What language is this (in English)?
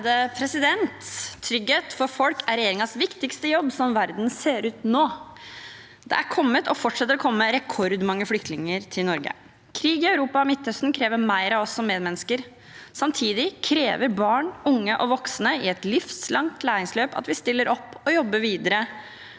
Norwegian